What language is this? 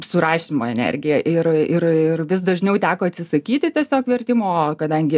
Lithuanian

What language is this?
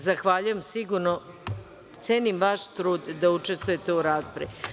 Serbian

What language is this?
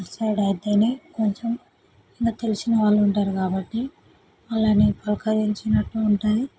Telugu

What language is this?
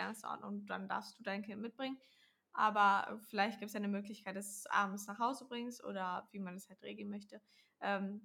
German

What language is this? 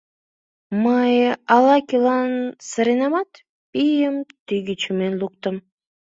Mari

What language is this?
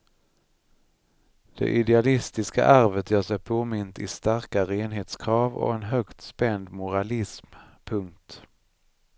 Swedish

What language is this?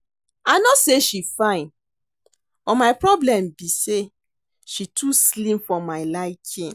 Nigerian Pidgin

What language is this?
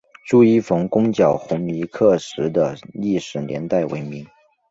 Chinese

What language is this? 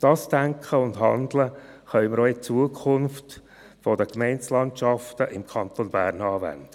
Swiss German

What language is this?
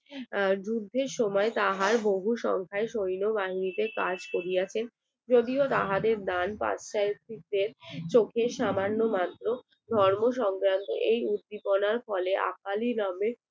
Bangla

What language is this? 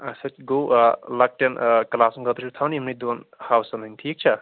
Kashmiri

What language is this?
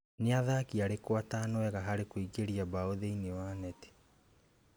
Kikuyu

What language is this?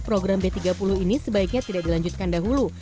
Indonesian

